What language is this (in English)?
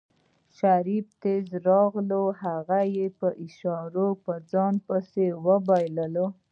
Pashto